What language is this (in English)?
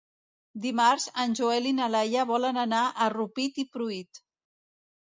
Catalan